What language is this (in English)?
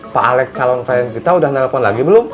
Indonesian